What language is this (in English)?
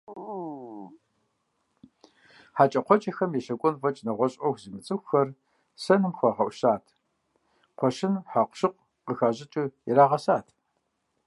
Kabardian